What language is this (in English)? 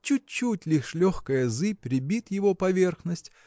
Russian